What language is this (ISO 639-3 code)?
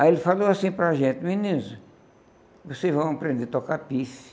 por